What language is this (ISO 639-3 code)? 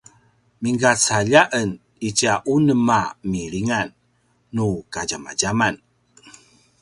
pwn